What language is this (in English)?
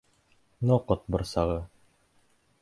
Bashkir